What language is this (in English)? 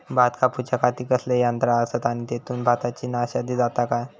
Marathi